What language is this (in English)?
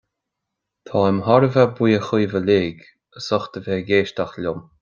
Irish